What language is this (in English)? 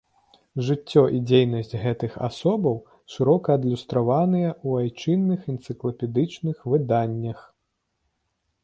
Belarusian